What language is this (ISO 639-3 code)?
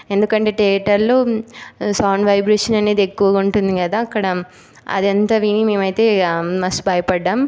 tel